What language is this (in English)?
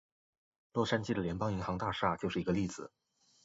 Chinese